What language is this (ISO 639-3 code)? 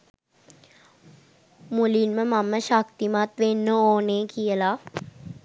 sin